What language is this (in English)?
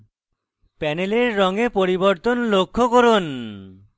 Bangla